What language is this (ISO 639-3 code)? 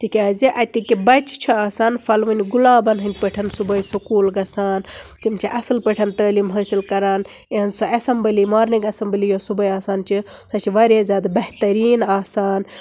kas